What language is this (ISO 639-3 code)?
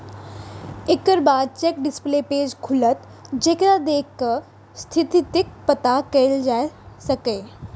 mai